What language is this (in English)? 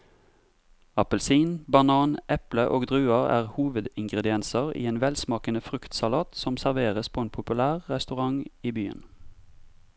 Norwegian